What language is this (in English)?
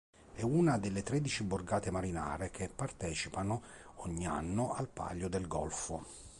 Italian